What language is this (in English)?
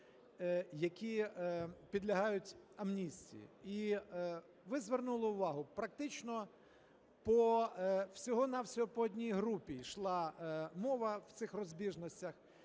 Ukrainian